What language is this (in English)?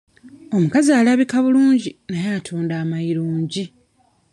Ganda